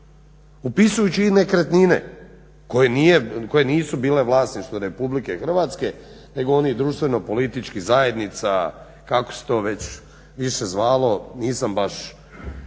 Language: Croatian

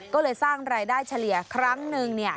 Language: Thai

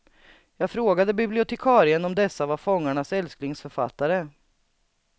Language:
Swedish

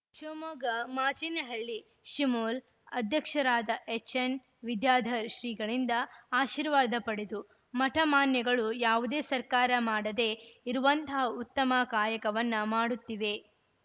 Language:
Kannada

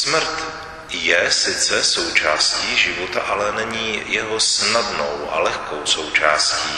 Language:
Czech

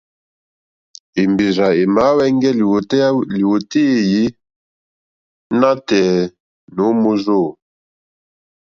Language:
Mokpwe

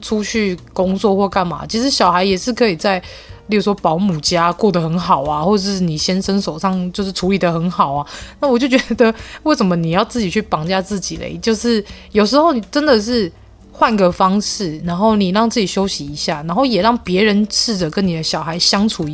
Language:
Chinese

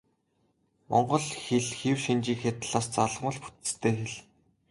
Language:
Mongolian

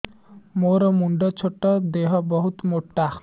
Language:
Odia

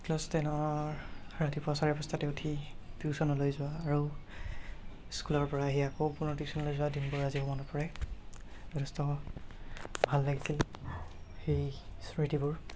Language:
Assamese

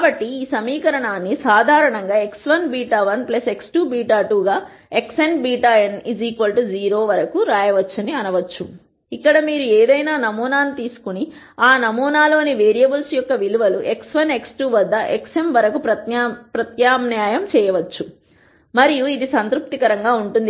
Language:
Telugu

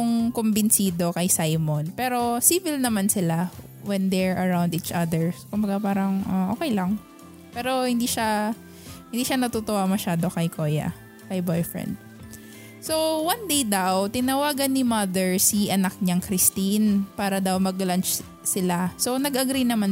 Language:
Filipino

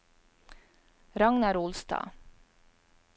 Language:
Norwegian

